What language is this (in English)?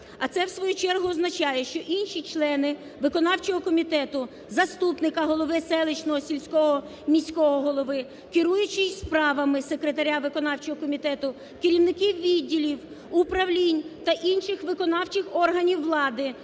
Ukrainian